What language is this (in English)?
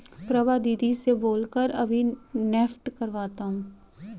Hindi